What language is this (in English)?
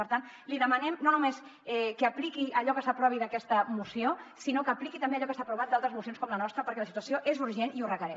Catalan